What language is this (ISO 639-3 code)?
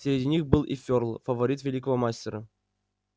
rus